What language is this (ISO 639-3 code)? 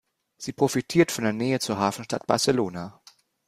deu